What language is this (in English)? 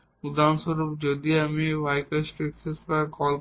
Bangla